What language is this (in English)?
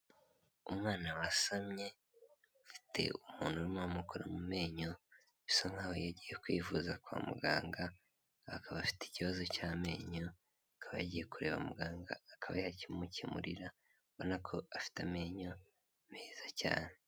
Kinyarwanda